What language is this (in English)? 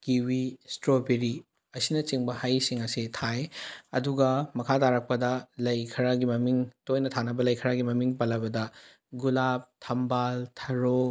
Manipuri